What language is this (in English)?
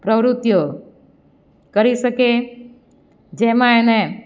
Gujarati